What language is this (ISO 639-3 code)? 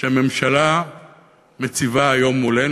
heb